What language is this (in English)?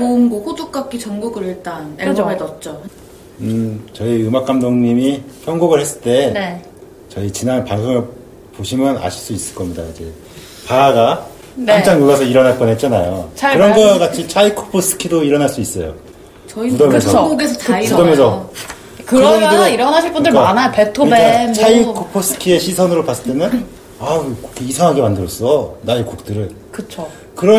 Korean